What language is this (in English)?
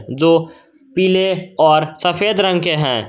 Hindi